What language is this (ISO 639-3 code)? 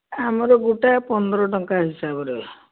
ori